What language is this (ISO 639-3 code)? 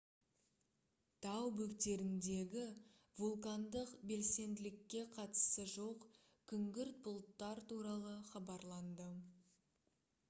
kaz